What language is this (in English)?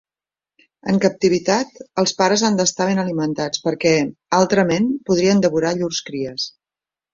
Catalan